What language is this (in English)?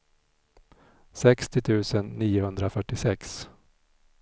Swedish